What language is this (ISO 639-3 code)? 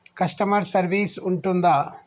tel